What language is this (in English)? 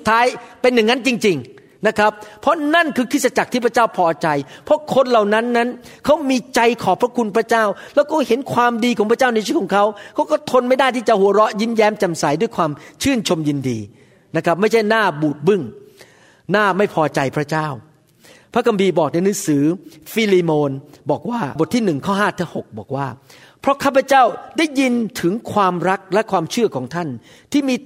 Thai